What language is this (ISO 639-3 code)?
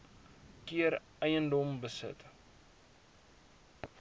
afr